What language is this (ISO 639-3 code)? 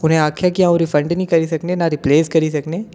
doi